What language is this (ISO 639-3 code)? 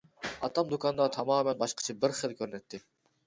uig